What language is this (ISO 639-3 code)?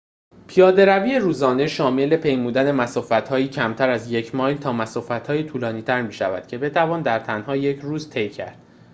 fas